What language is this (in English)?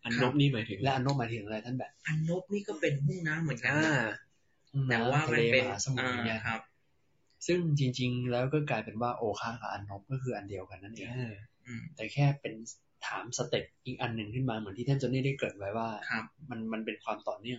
Thai